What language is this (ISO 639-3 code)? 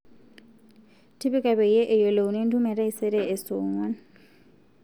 mas